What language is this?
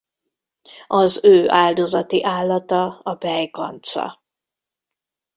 Hungarian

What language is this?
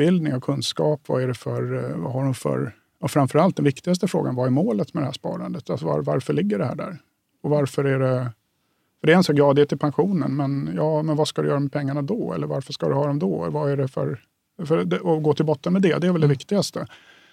Swedish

